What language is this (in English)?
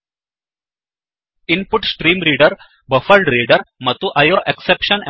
Kannada